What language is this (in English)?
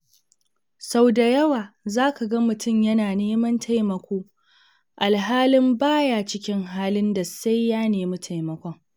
Hausa